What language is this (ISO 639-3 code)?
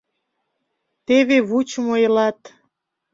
chm